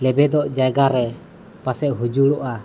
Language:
Santali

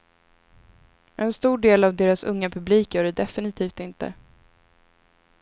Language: Swedish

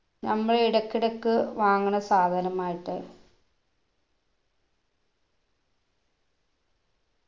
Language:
Malayalam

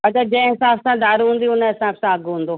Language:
Sindhi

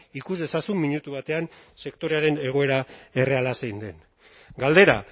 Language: Basque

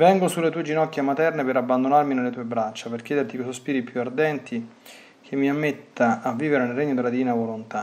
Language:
Italian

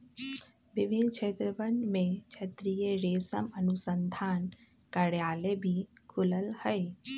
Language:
Magahi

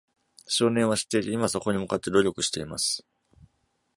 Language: Japanese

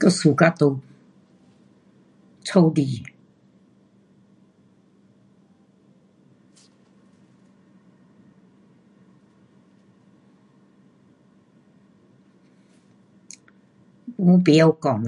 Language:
Pu-Xian Chinese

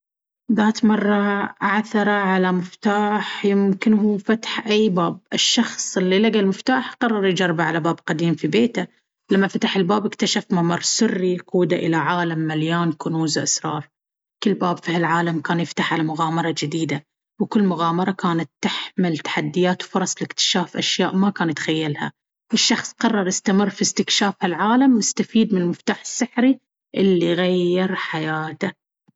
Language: Baharna Arabic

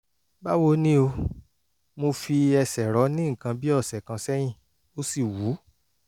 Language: Yoruba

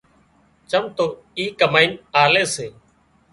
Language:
Wadiyara Koli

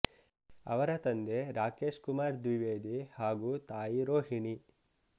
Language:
Kannada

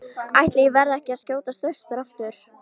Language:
Icelandic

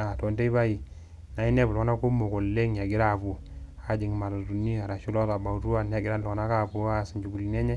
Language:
Masai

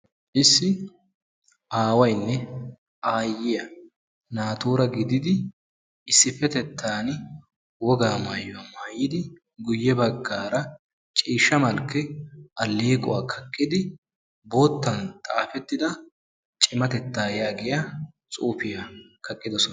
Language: Wolaytta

